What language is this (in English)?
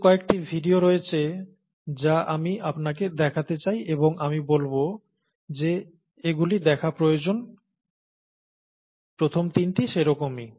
Bangla